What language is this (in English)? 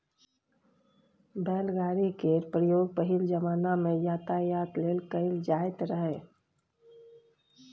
Maithili